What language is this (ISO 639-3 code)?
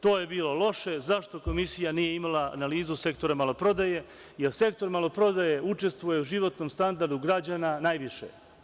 srp